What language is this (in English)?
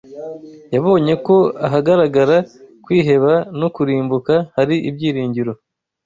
Kinyarwanda